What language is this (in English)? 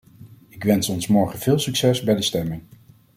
Dutch